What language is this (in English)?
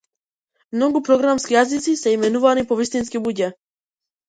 Macedonian